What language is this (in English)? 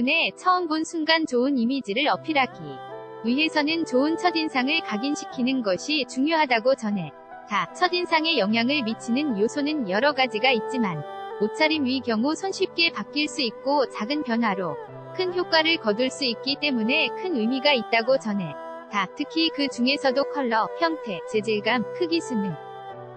Korean